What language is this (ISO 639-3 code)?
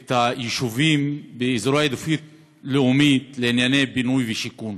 heb